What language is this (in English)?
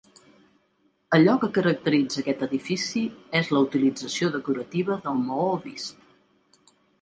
Catalan